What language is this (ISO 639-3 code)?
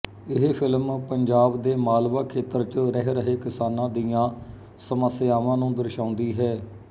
pan